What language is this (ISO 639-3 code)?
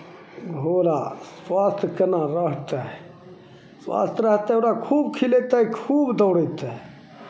mai